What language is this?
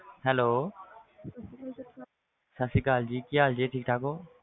Punjabi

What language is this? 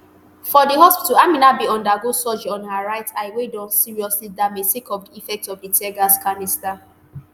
Nigerian Pidgin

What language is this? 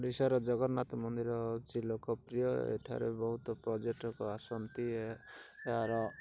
Odia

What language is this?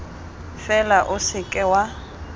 Tswana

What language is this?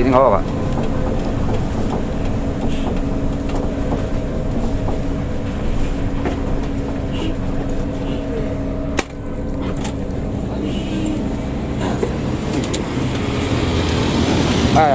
Indonesian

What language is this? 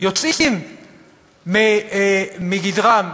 Hebrew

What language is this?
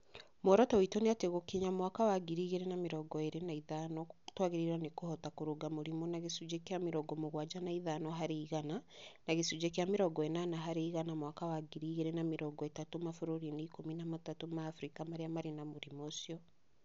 Kikuyu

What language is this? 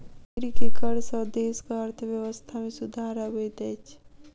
Maithili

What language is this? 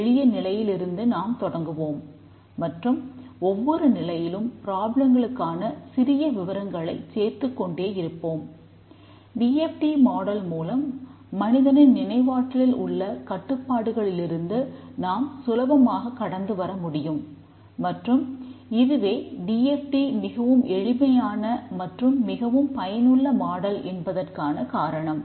Tamil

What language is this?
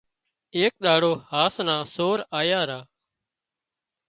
Wadiyara Koli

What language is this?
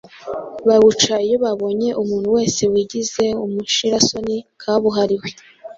Kinyarwanda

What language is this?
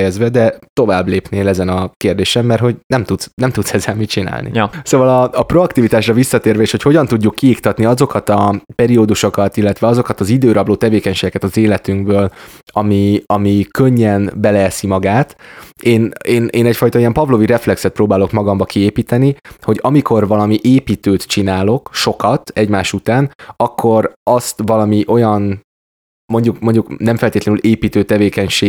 Hungarian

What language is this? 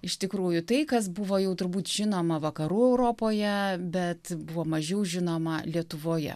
Lithuanian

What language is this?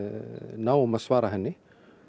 Icelandic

